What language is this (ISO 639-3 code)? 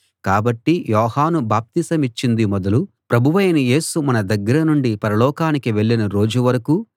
tel